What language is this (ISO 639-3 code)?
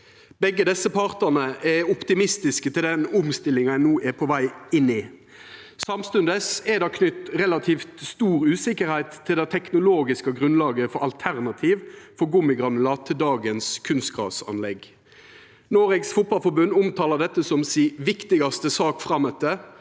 nor